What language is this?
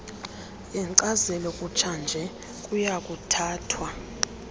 Xhosa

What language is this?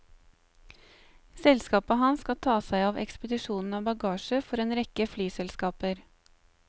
Norwegian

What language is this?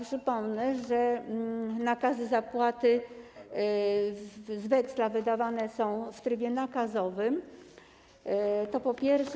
Polish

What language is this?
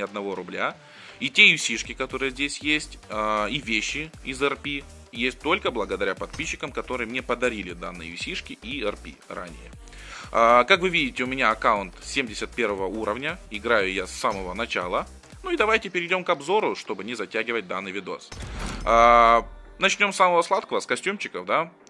Russian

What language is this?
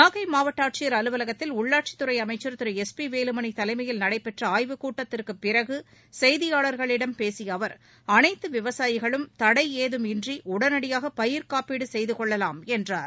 Tamil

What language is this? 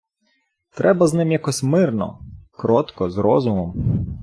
Ukrainian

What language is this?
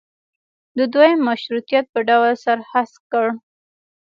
Pashto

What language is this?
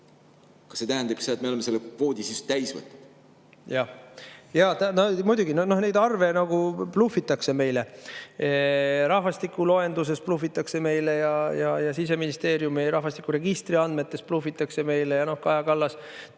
Estonian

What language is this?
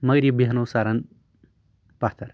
Kashmiri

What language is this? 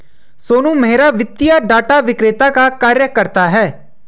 Hindi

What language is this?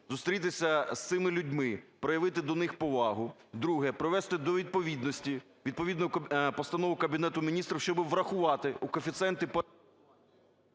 Ukrainian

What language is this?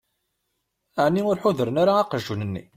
Kabyle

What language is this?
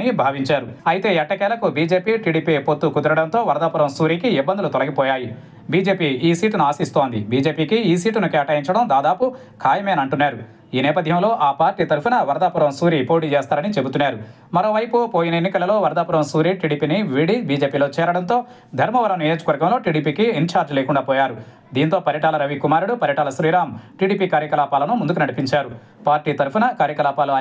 Telugu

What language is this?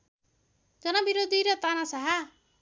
Nepali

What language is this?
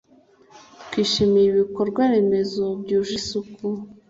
Kinyarwanda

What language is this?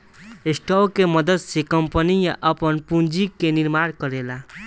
Bhojpuri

